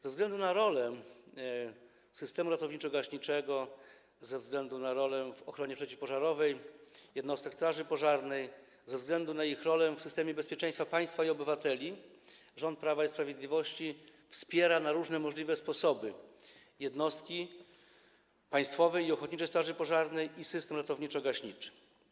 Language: Polish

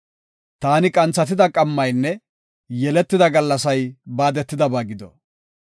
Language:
Gofa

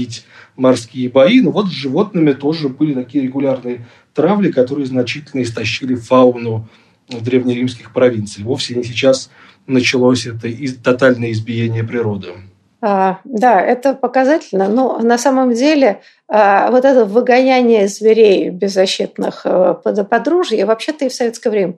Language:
Russian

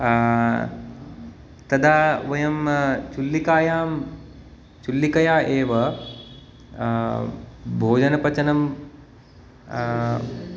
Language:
Sanskrit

